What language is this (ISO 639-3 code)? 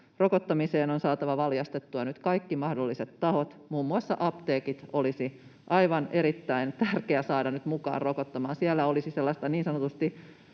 fin